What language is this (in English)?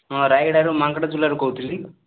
Odia